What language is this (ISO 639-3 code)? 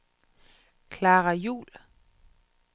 dan